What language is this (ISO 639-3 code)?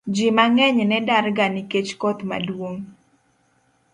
luo